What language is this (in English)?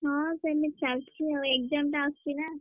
Odia